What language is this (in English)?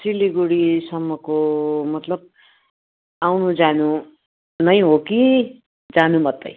Nepali